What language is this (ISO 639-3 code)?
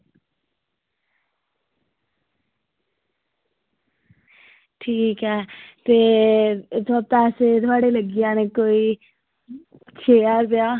doi